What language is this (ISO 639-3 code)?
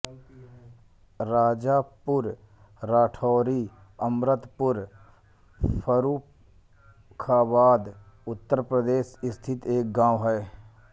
hin